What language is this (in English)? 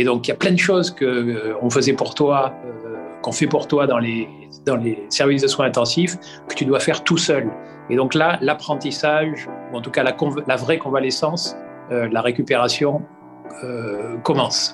French